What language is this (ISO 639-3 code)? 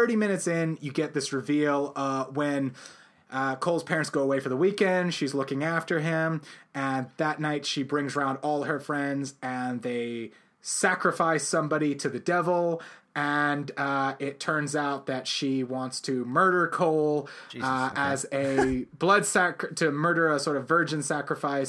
eng